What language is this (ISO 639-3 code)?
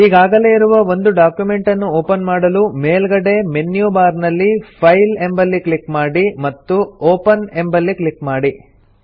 kan